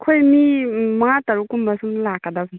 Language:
Manipuri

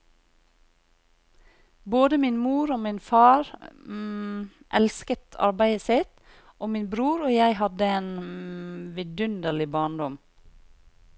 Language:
Norwegian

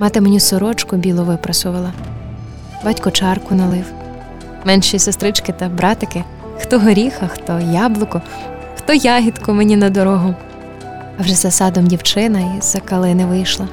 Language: Ukrainian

